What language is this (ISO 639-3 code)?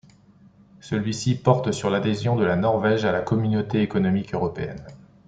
fra